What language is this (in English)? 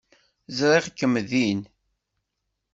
Kabyle